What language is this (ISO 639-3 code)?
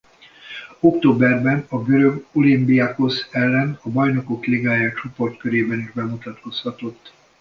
hun